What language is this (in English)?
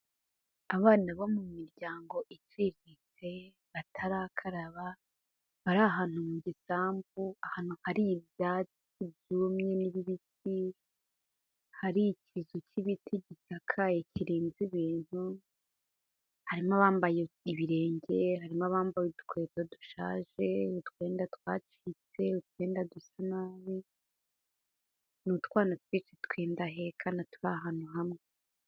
Kinyarwanda